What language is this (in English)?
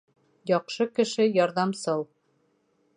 Bashkir